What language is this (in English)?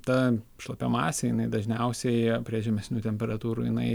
Lithuanian